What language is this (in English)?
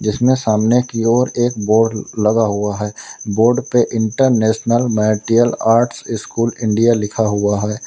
Hindi